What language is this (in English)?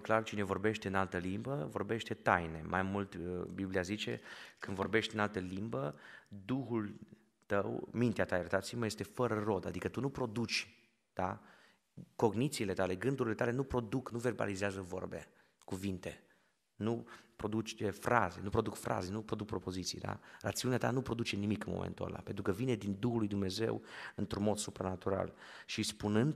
Romanian